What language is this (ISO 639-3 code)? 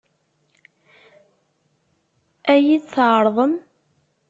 kab